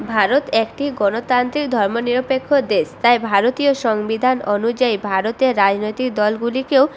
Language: Bangla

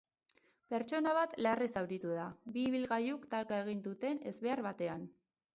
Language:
Basque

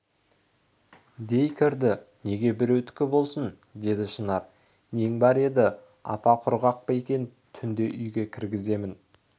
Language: Kazakh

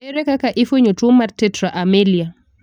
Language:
Luo (Kenya and Tanzania)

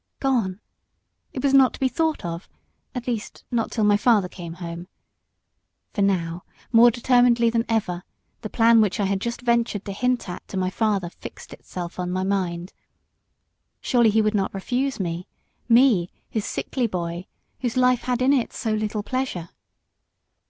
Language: English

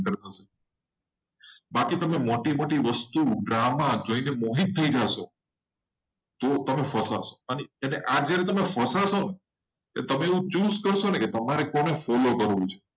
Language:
Gujarati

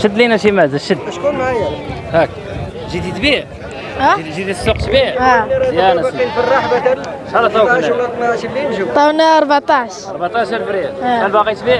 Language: Arabic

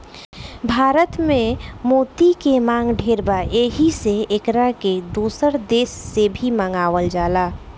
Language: Bhojpuri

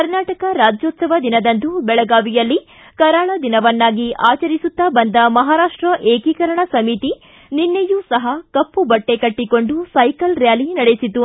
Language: Kannada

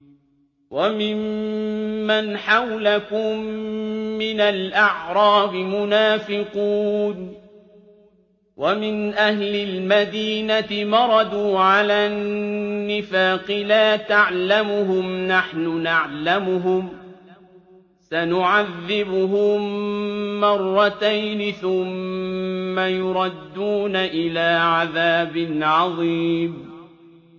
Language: Arabic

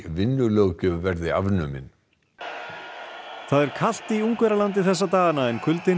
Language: Icelandic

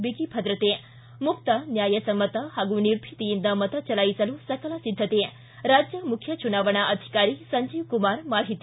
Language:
Kannada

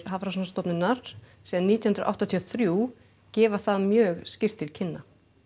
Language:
Icelandic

